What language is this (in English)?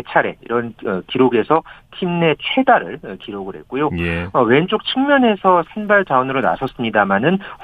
Korean